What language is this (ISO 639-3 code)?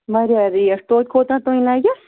kas